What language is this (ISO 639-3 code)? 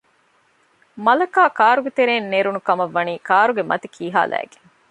div